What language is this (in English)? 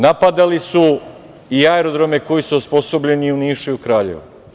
Serbian